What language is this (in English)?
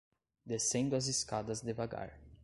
Portuguese